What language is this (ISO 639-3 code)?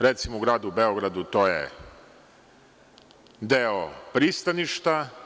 srp